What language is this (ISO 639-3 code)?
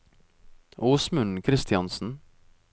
nor